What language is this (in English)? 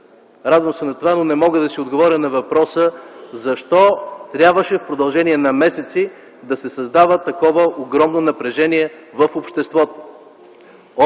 Bulgarian